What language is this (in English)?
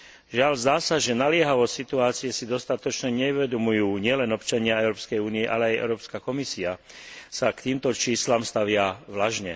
Slovak